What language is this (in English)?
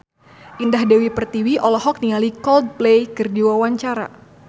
Sundanese